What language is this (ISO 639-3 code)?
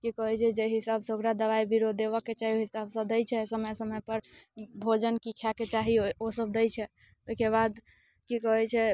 mai